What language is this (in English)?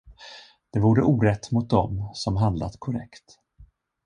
Swedish